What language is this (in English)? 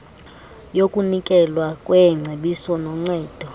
Xhosa